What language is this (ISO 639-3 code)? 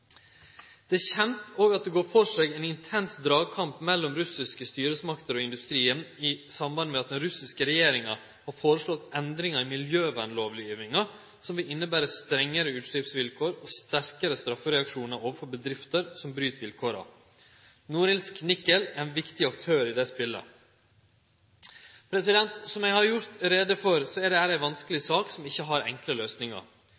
nno